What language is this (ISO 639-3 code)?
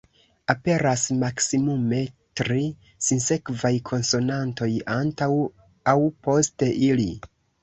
epo